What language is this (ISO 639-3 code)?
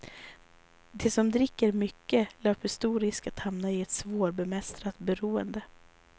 swe